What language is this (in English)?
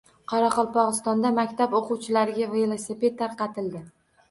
Uzbek